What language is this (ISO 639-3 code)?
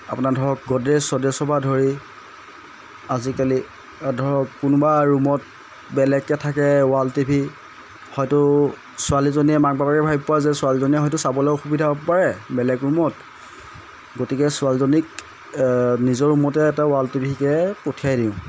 asm